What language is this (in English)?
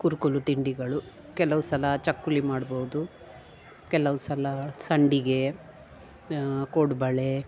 Kannada